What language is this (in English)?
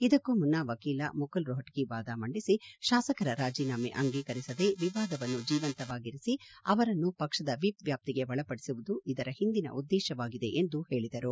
Kannada